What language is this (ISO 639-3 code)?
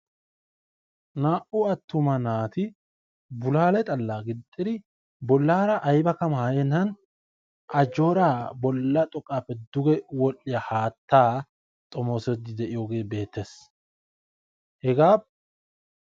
wal